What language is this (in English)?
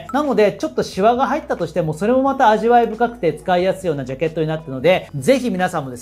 Japanese